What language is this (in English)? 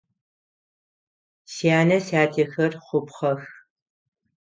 Adyghe